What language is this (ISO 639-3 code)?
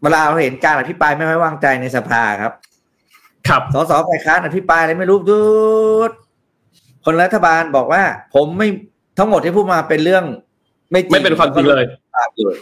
tha